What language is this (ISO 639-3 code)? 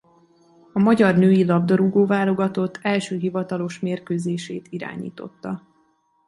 hun